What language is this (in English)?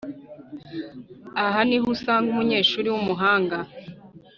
Kinyarwanda